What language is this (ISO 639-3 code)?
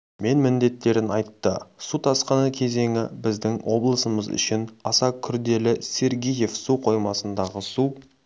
kaz